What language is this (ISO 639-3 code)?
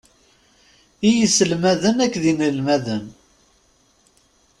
kab